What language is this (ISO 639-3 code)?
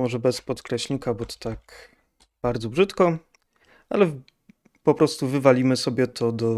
pol